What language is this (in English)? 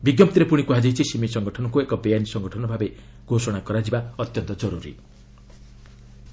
Odia